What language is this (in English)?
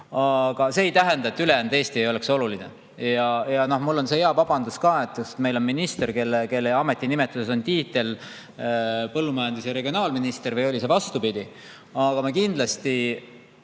Estonian